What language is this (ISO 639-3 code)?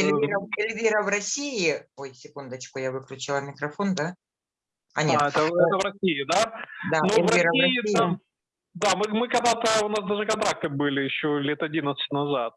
rus